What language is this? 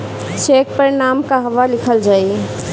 Bhojpuri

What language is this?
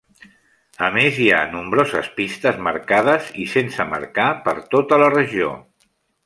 Catalan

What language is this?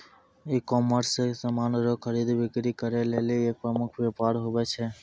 Maithili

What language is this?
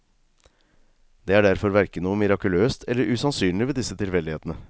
Norwegian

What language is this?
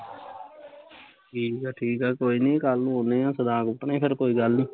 Punjabi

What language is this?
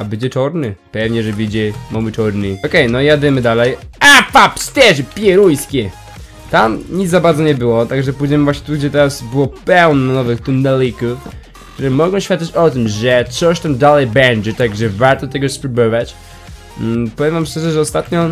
Polish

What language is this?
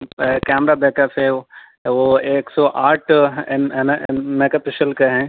Urdu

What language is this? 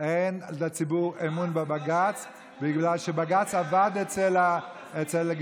Hebrew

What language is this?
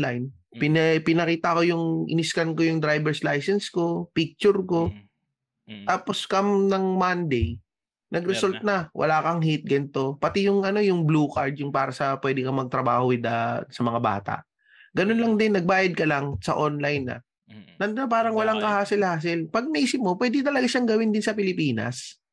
Filipino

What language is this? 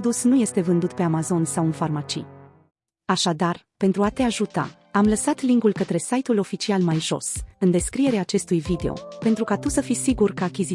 Romanian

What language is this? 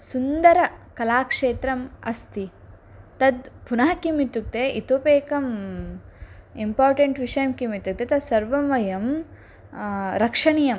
Sanskrit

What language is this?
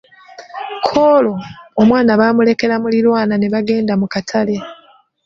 Ganda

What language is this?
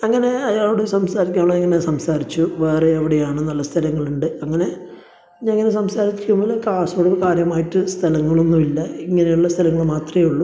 Malayalam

